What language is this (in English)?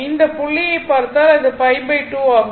Tamil